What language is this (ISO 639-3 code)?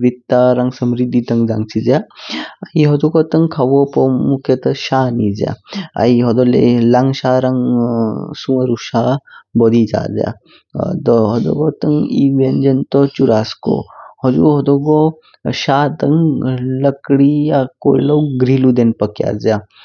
kfk